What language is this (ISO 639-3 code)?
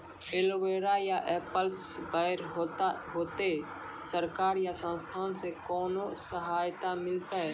mai